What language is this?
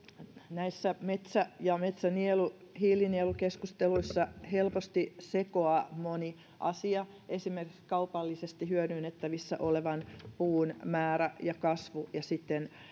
Finnish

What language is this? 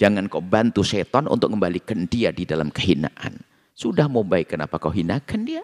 Indonesian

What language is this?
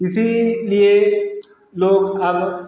Hindi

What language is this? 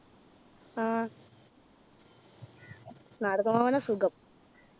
Malayalam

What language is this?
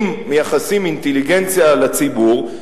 Hebrew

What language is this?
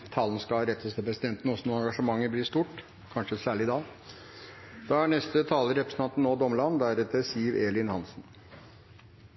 Norwegian Nynorsk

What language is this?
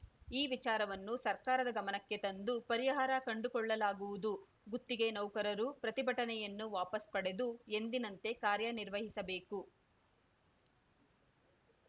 Kannada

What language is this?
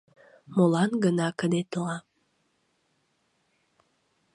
Mari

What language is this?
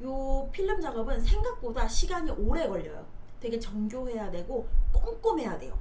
Korean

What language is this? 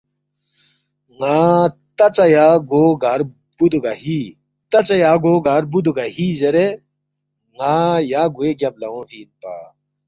Balti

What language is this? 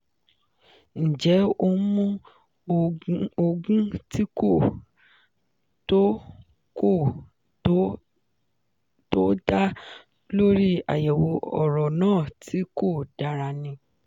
Yoruba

